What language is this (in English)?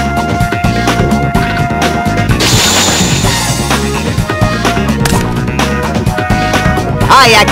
English